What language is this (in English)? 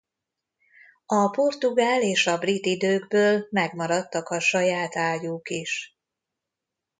Hungarian